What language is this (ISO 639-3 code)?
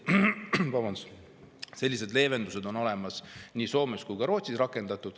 est